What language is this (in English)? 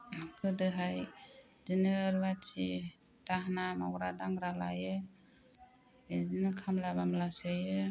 Bodo